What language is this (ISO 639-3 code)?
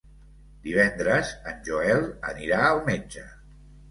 cat